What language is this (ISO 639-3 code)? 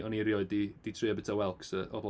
cym